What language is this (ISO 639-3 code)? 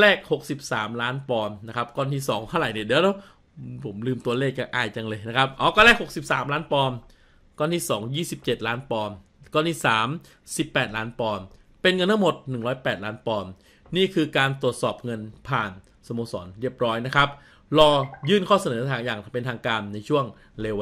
tha